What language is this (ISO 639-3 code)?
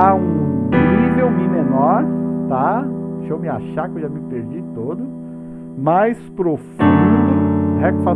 por